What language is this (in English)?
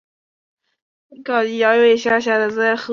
Chinese